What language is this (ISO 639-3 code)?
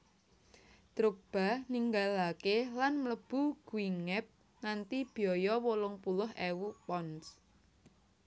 jav